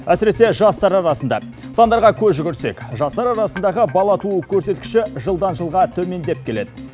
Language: Kazakh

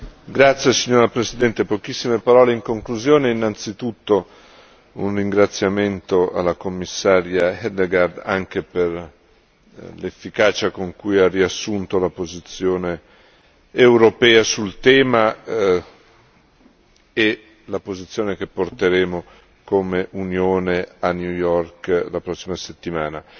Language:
Italian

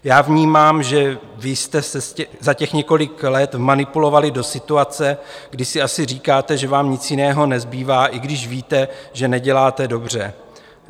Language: Czech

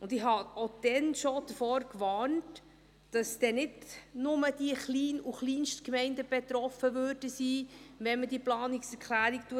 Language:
Swiss German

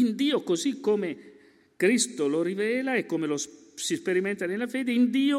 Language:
Italian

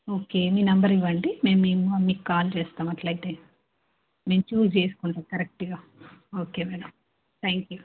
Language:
Telugu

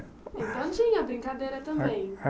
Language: Portuguese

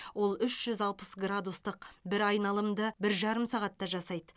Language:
Kazakh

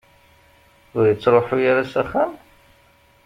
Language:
Kabyle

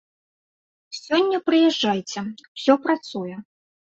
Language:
Belarusian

